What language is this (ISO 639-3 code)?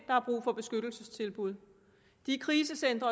dan